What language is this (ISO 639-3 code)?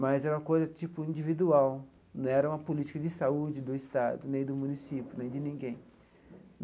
por